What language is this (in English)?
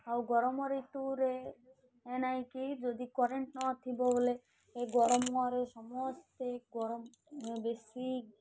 Odia